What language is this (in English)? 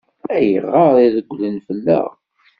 Kabyle